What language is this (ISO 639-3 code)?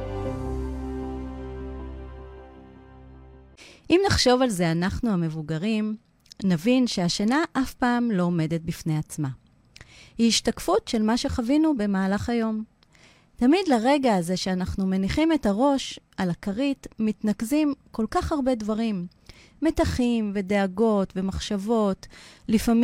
heb